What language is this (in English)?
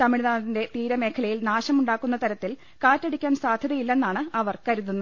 Malayalam